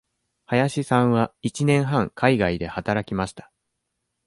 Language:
Japanese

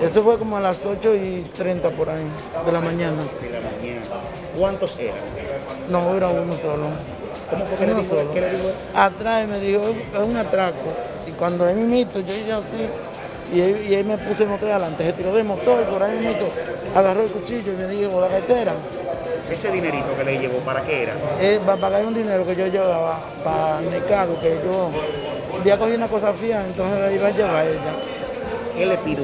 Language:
Spanish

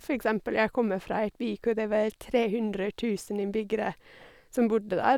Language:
Norwegian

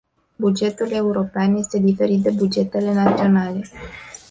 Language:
Romanian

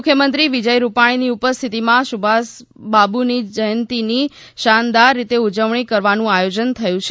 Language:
Gujarati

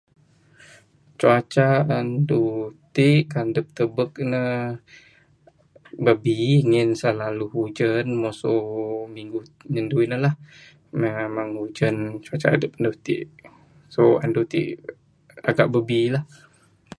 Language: Bukar-Sadung Bidayuh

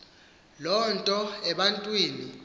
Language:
Xhosa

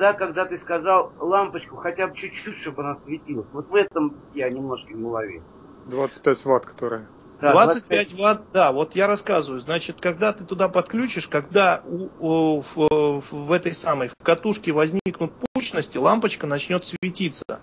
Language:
Russian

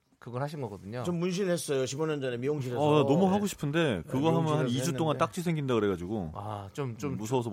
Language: Korean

